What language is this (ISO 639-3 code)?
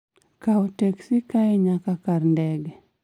luo